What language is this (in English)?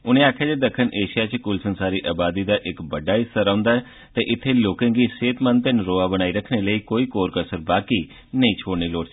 Dogri